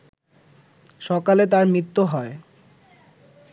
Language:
Bangla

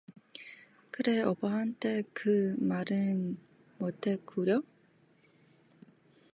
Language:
Korean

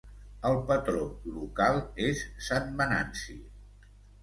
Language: Catalan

